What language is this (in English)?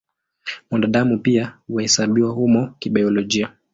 Swahili